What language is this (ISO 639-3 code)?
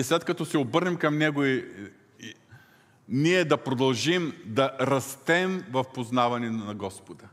bul